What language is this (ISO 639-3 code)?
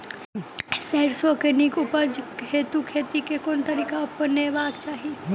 mai